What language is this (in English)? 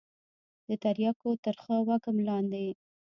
Pashto